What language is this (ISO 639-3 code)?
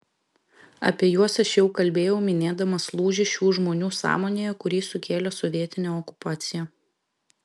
lit